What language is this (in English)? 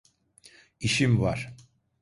Turkish